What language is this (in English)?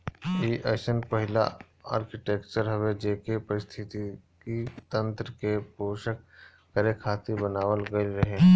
Bhojpuri